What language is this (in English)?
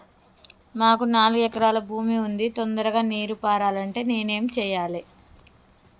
Telugu